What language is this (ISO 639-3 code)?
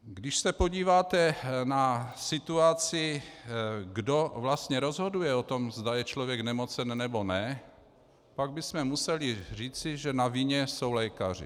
ces